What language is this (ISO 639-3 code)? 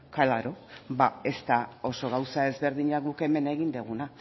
eus